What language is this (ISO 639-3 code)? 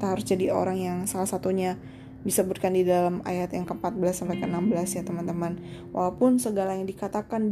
ind